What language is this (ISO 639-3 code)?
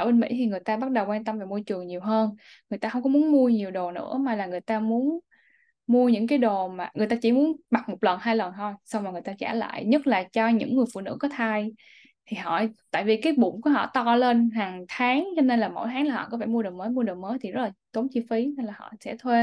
vie